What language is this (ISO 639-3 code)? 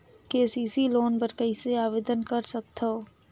hne